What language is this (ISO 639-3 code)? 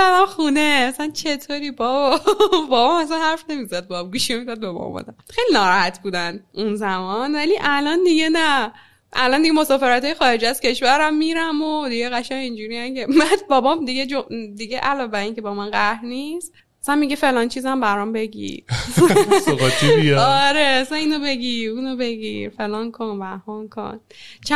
fas